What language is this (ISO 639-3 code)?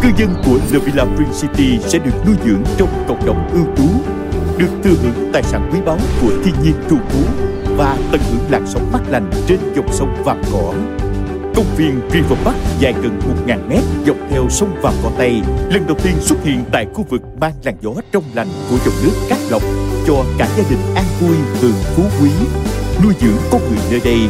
vie